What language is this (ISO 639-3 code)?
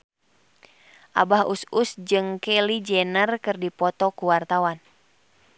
sun